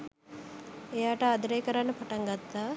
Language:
Sinhala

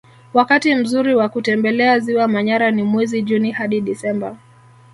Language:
Swahili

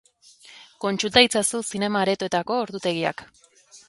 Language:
Basque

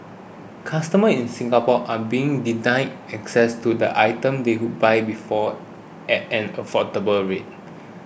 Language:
English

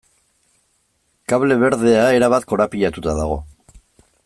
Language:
Basque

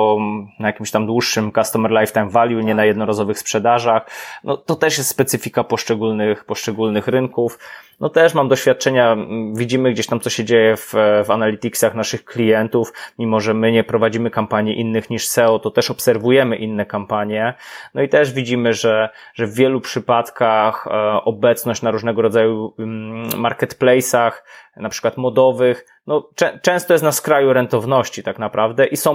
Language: Polish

